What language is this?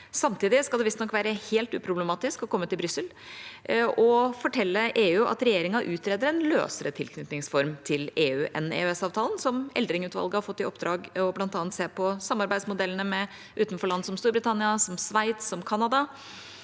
Norwegian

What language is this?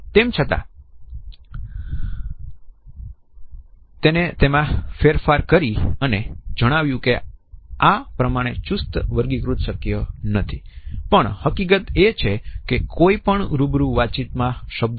Gujarati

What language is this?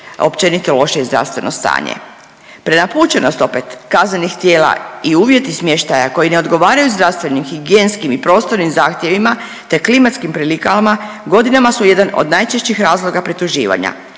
Croatian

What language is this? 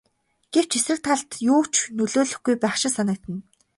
Mongolian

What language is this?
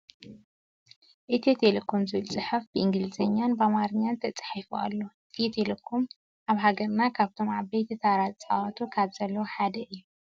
Tigrinya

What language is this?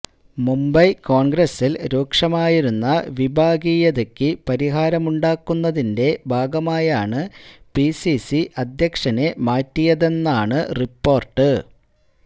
Malayalam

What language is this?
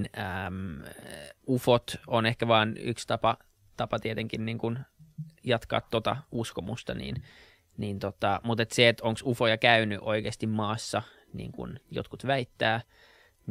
Finnish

